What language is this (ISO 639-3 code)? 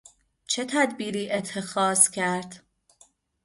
fas